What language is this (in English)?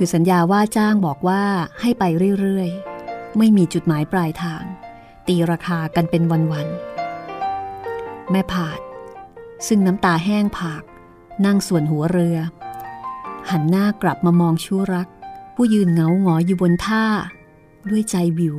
Thai